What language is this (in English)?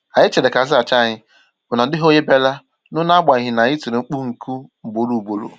Igbo